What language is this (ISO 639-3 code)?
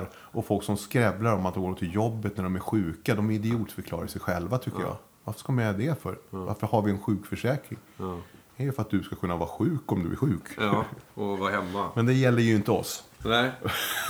swe